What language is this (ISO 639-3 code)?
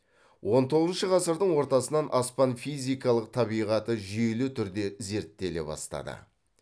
kaz